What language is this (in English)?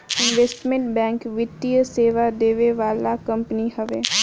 Bhojpuri